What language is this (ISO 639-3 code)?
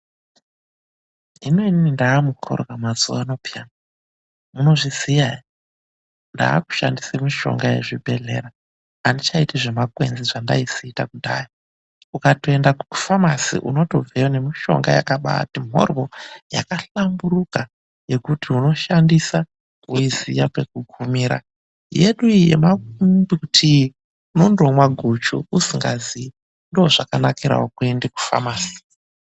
ndc